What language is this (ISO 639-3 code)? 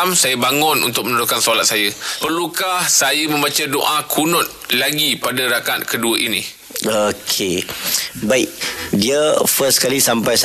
msa